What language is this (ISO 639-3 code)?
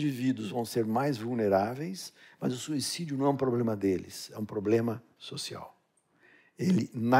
por